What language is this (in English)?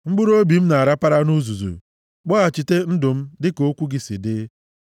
Igbo